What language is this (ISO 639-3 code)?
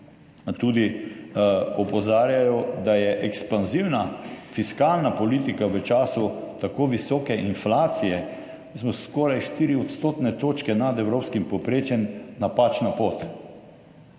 slv